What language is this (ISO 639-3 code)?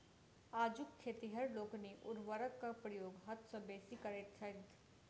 mai